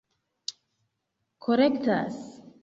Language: Esperanto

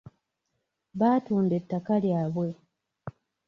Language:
Ganda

